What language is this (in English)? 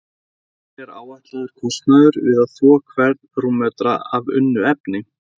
Icelandic